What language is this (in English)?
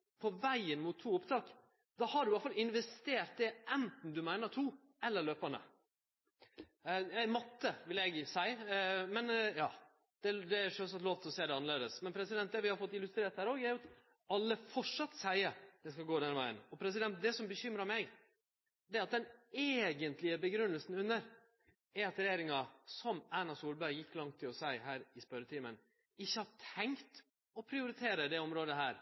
Norwegian Nynorsk